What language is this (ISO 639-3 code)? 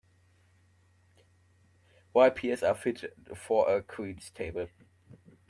eng